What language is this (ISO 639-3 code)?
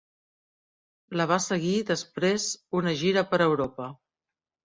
cat